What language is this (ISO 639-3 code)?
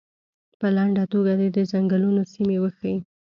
pus